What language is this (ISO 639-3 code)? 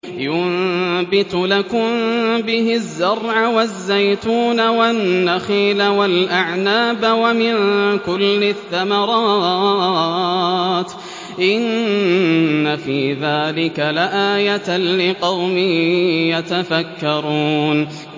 ara